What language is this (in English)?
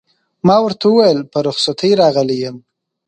Pashto